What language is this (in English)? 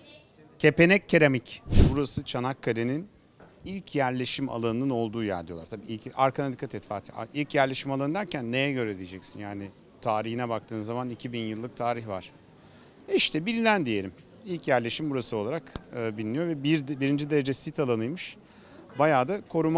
Turkish